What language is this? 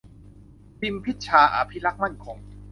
Thai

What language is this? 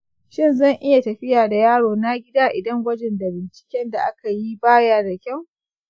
Hausa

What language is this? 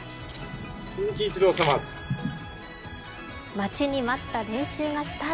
Japanese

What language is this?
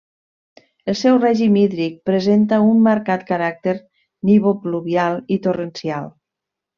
Catalan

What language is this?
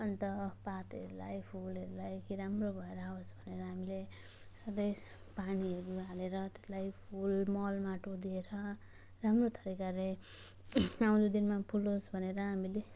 Nepali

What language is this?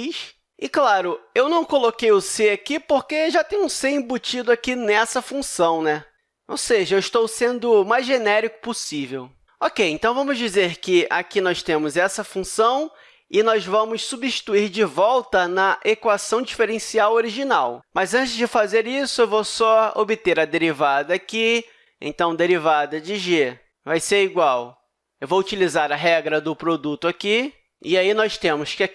Portuguese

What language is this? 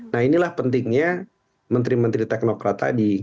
Indonesian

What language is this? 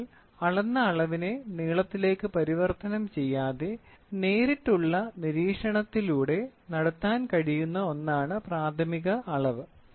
Malayalam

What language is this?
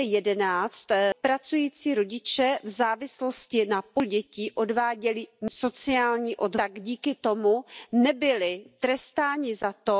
Polish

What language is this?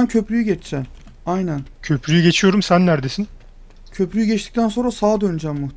Turkish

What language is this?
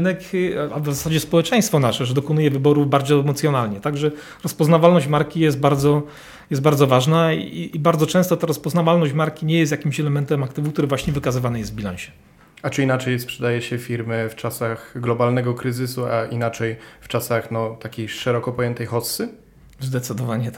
Polish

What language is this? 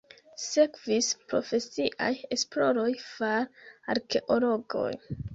Esperanto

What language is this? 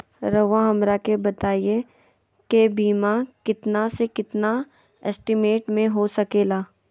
Magahi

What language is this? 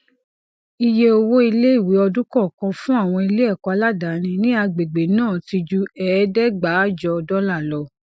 Yoruba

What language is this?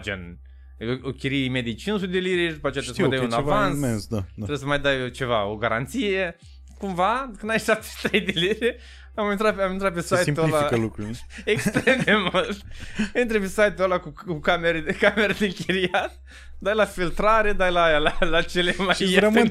Romanian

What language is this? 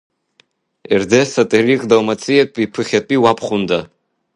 Abkhazian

